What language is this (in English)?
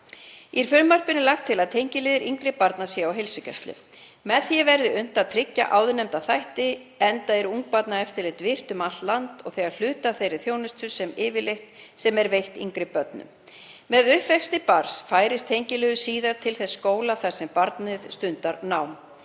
Icelandic